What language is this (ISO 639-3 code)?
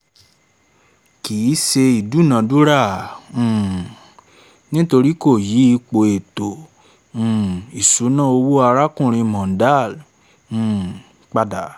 yor